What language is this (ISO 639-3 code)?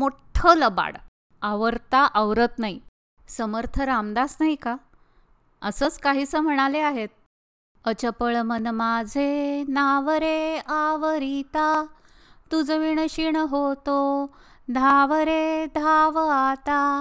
mar